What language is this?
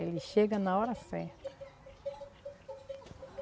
Portuguese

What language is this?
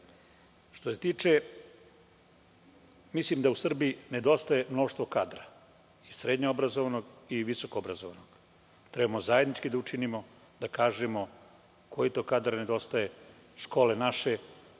Serbian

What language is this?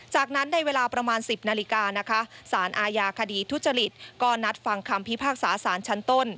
Thai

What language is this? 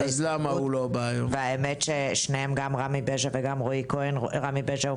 Hebrew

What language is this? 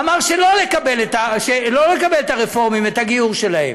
Hebrew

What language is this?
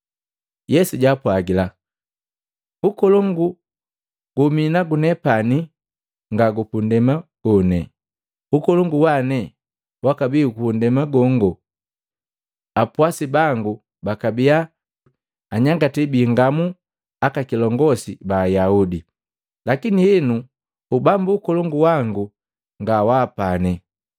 Matengo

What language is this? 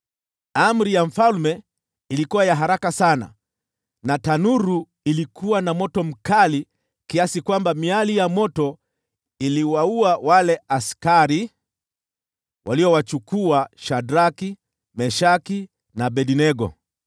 Swahili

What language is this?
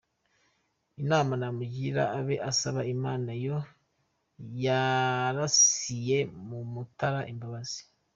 Kinyarwanda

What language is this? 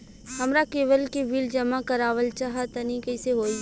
Bhojpuri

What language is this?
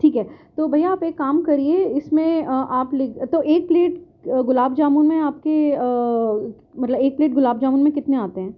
Urdu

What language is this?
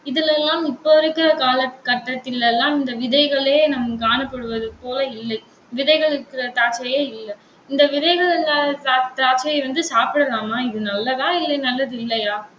Tamil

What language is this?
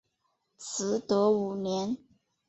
Chinese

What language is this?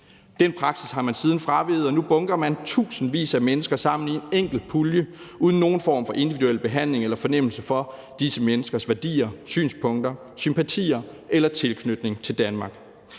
Danish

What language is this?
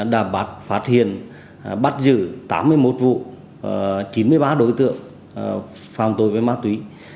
Vietnamese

